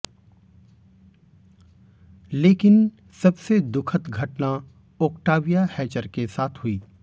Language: Hindi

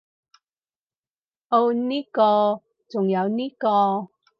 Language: Cantonese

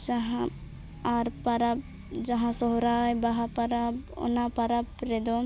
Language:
Santali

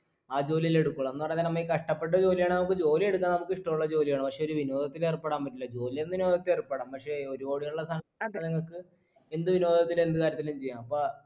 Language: Malayalam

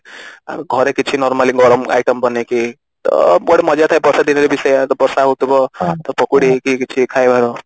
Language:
Odia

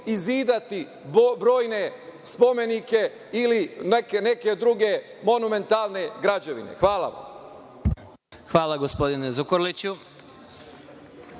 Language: Serbian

